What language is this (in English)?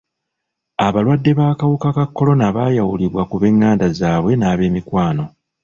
Ganda